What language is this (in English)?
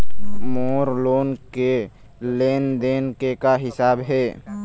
Chhattisgarhi